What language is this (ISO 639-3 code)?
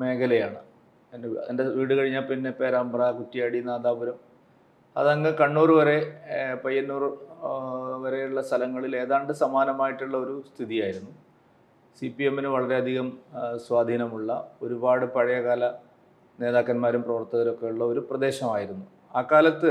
mal